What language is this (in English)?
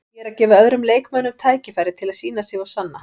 Icelandic